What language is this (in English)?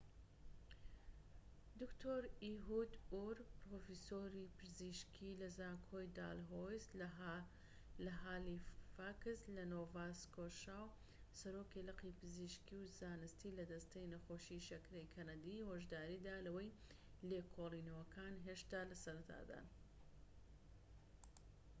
Central Kurdish